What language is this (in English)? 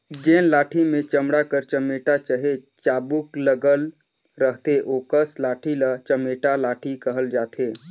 Chhattisgarhi